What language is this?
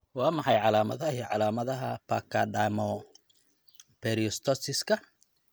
Somali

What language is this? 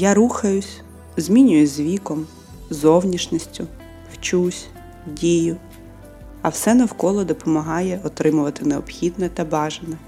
Ukrainian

